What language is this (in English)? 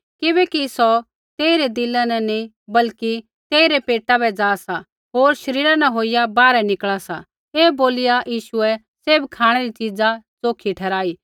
Kullu Pahari